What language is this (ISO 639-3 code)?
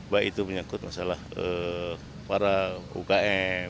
ind